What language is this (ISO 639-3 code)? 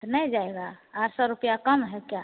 hin